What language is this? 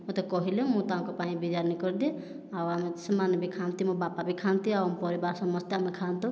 Odia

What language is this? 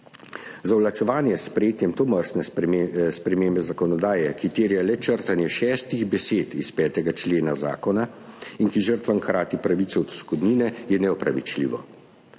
Slovenian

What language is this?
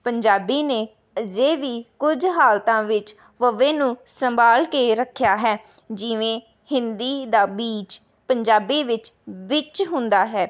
Punjabi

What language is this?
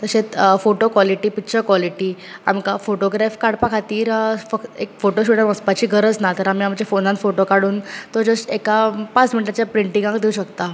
Konkani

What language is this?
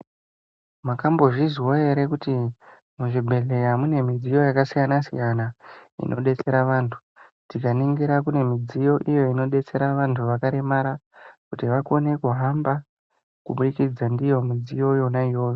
Ndau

